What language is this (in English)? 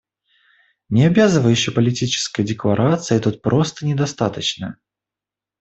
Russian